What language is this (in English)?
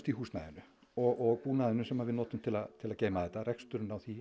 Icelandic